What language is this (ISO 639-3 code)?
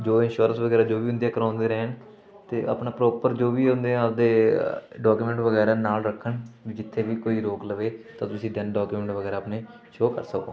pan